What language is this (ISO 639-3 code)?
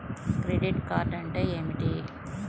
tel